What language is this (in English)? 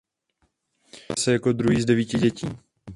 Czech